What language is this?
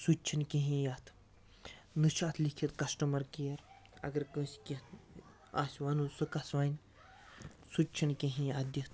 Kashmiri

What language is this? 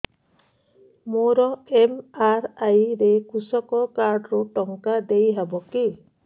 Odia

